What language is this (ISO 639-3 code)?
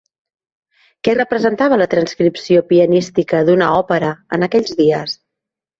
cat